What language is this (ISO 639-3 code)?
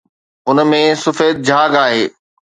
snd